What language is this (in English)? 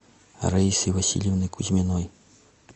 Russian